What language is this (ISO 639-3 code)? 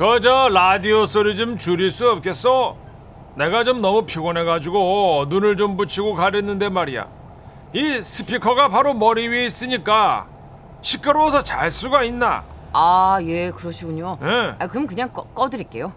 kor